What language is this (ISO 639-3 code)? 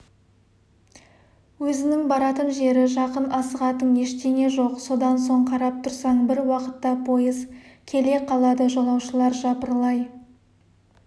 kaz